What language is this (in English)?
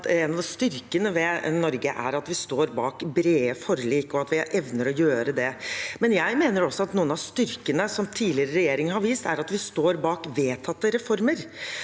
Norwegian